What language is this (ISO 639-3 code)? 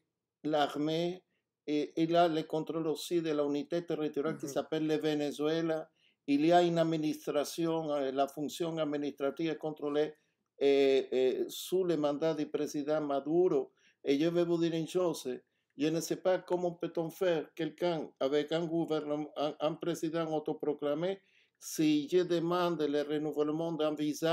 fra